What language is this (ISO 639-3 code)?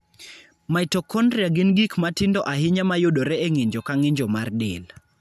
luo